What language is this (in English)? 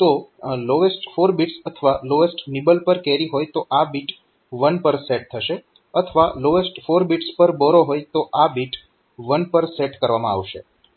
Gujarati